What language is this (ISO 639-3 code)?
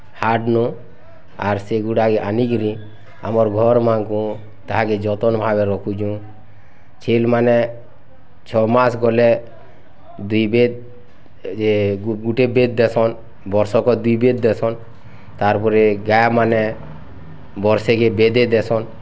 ori